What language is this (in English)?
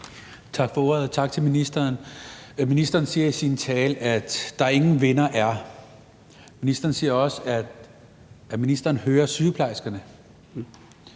Danish